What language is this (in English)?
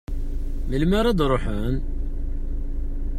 Kabyle